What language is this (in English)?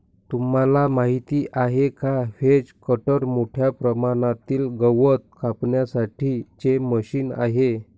Marathi